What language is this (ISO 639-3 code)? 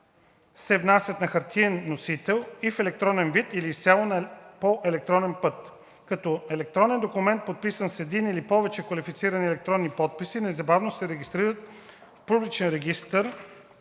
bul